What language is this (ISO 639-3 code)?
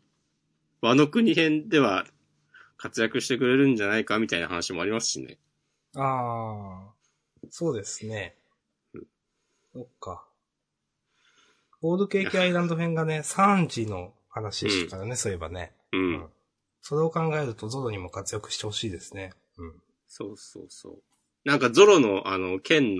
jpn